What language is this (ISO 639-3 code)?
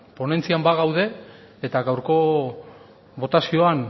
eus